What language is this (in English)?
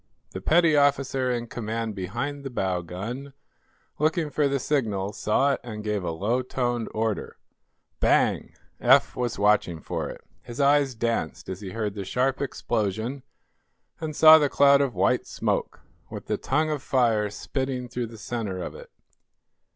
English